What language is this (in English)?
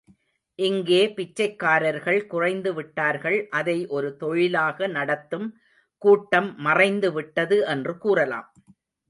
Tamil